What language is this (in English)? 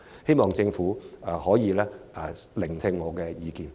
Cantonese